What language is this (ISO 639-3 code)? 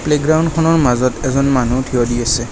asm